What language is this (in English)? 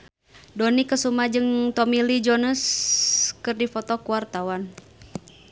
Sundanese